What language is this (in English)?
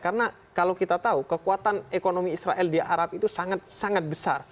Indonesian